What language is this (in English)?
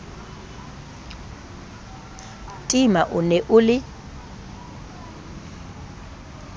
Southern Sotho